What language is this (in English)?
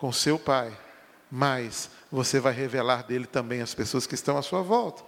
Portuguese